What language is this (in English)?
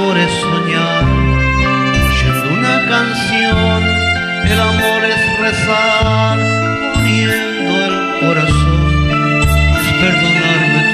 Spanish